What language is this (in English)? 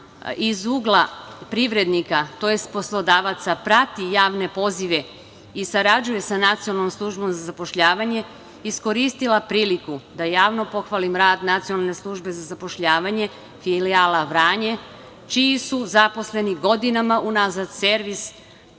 Serbian